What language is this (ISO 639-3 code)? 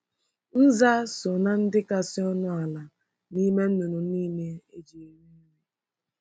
ibo